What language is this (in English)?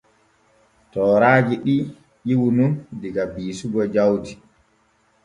Borgu Fulfulde